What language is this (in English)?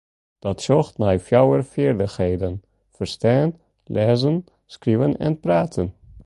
Western Frisian